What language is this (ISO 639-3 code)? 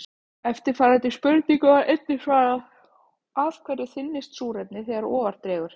isl